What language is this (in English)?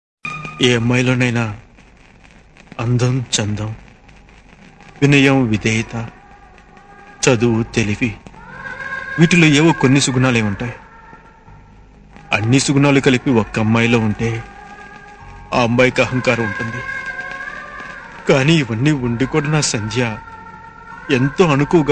Telugu